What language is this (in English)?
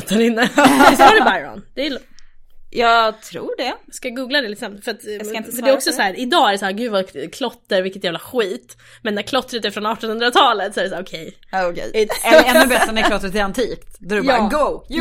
Swedish